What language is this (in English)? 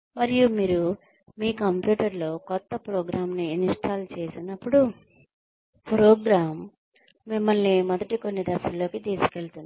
Telugu